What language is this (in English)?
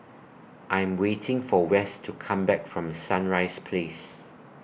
English